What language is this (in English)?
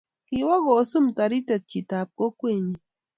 Kalenjin